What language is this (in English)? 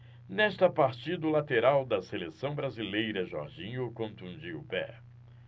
Portuguese